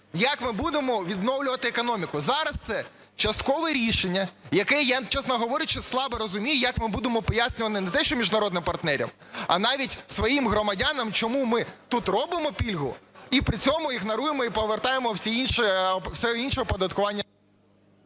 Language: Ukrainian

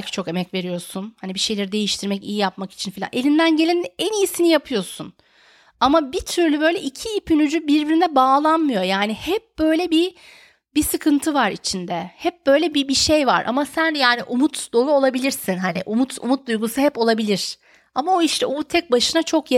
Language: Turkish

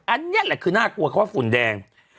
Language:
Thai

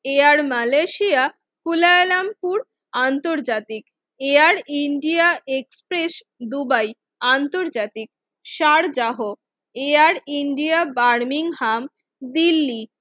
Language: Bangla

